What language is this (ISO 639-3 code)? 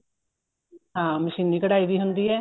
pan